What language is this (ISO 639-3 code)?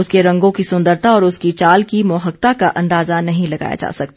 hin